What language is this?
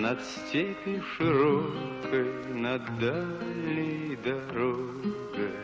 Russian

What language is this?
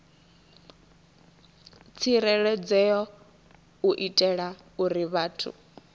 Venda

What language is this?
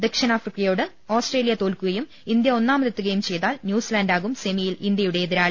Malayalam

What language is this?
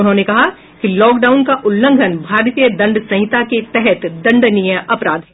Hindi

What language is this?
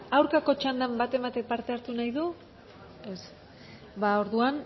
Basque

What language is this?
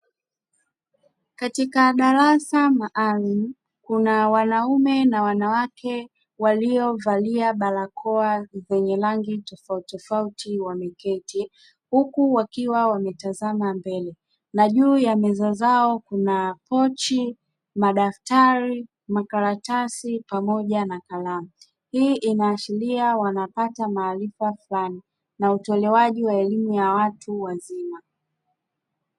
Swahili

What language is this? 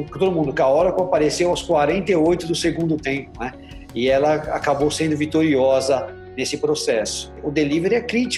Portuguese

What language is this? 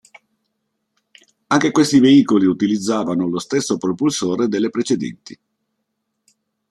Italian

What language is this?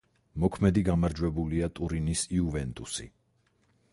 Georgian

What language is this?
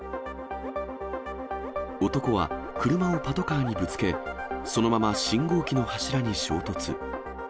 Japanese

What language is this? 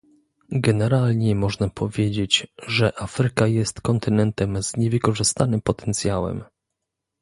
Polish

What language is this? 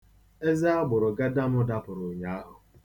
Igbo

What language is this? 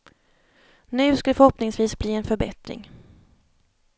Swedish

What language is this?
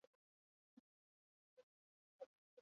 Basque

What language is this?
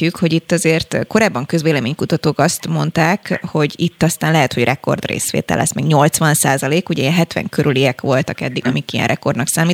Hungarian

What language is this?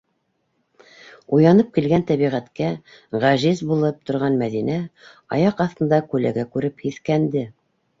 Bashkir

